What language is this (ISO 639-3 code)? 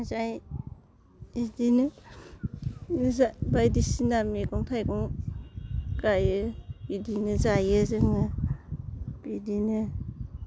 brx